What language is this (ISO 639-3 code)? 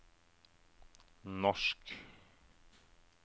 nor